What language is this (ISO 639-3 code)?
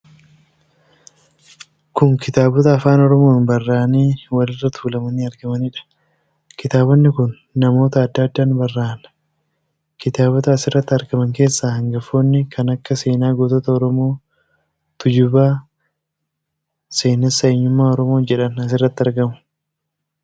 orm